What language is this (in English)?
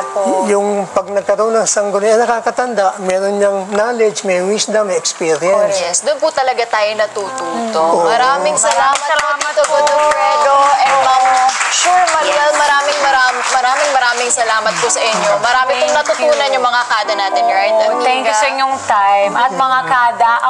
Filipino